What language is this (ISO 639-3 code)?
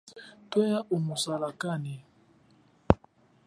cjk